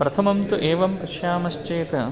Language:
Sanskrit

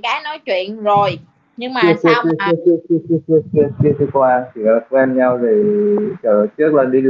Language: Vietnamese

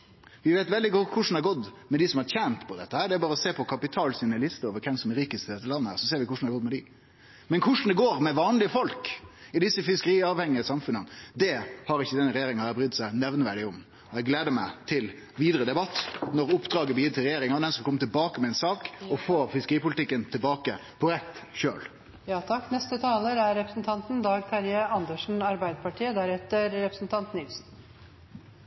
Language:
Norwegian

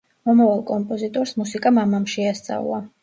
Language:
Georgian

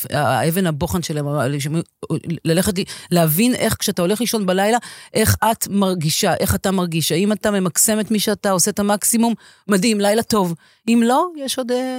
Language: Hebrew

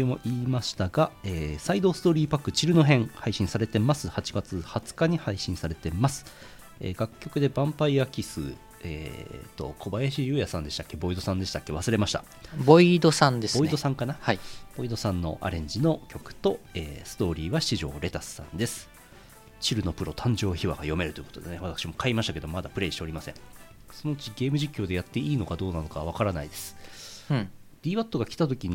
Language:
Japanese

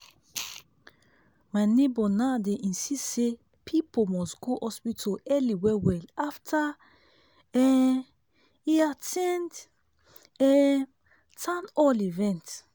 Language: Nigerian Pidgin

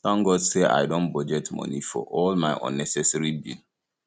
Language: Nigerian Pidgin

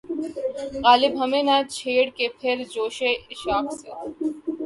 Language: Urdu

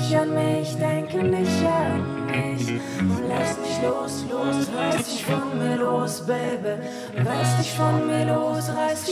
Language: Romanian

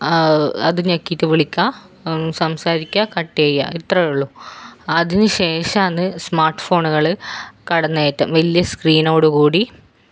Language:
Malayalam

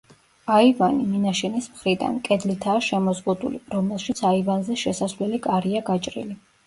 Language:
Georgian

